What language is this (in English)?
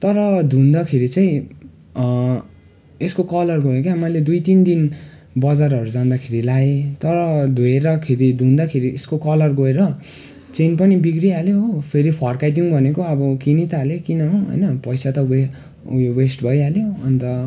Nepali